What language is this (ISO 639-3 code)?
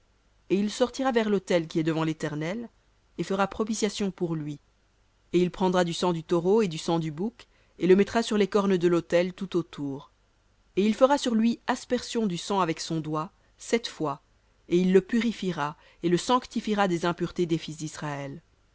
fra